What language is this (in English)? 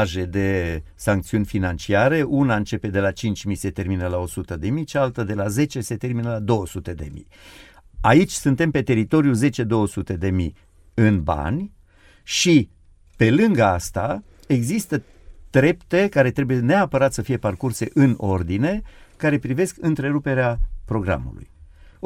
Romanian